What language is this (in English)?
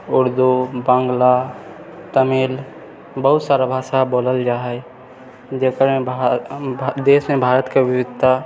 Maithili